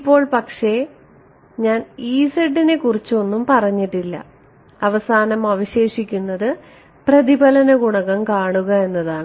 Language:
Malayalam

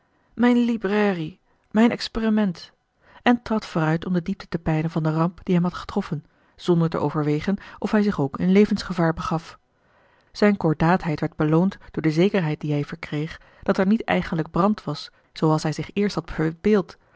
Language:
Dutch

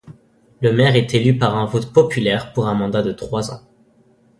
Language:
French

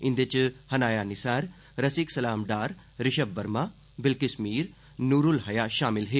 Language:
Dogri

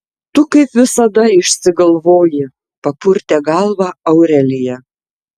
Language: Lithuanian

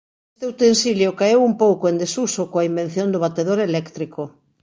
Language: Galician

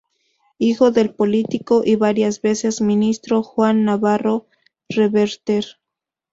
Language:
Spanish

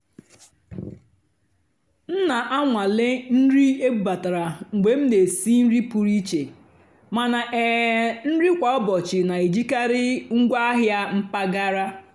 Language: Igbo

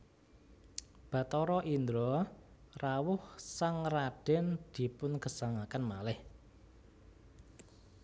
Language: Javanese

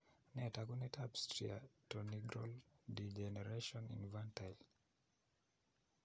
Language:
Kalenjin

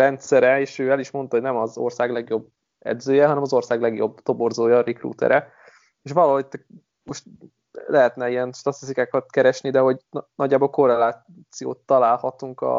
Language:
Hungarian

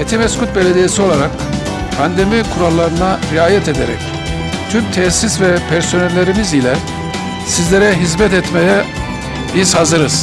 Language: Turkish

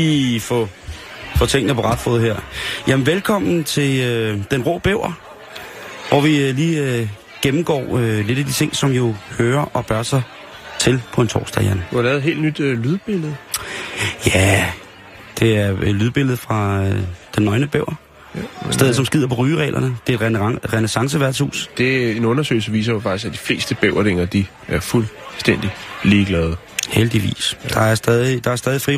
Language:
Danish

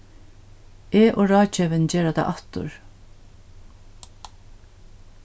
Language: Faroese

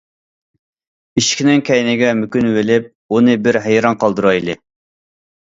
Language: Uyghur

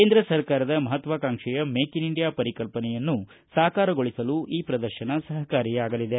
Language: Kannada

